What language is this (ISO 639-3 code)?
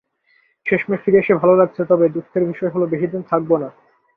ben